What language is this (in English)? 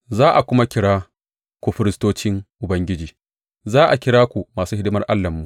Hausa